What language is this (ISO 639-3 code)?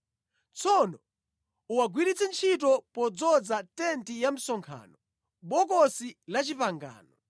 nya